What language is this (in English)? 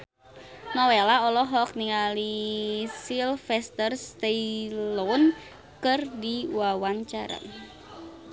Sundanese